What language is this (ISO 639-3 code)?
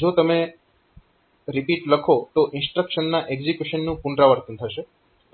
guj